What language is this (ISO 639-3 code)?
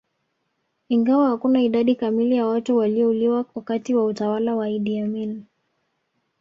swa